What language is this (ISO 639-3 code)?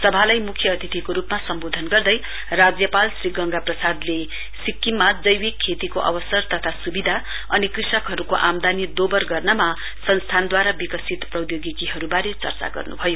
nep